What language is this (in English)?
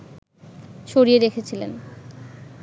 Bangla